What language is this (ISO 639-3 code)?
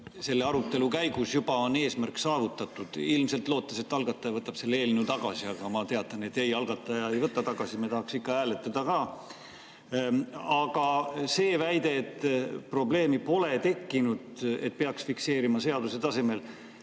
est